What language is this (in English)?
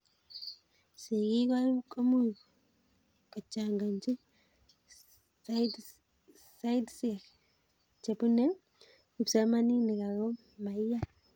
Kalenjin